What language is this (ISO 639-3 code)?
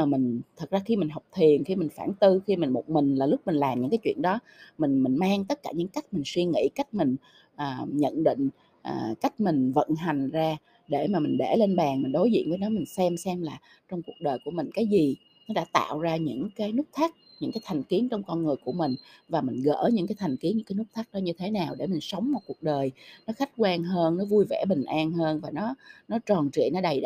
vie